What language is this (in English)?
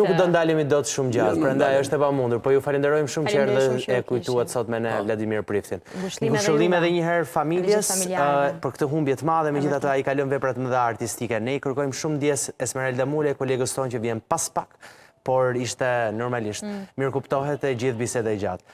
Romanian